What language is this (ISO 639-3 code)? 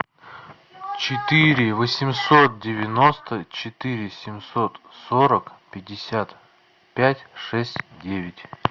rus